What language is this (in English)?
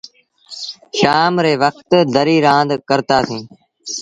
Sindhi Bhil